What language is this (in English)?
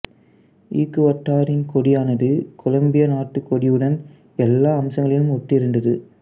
Tamil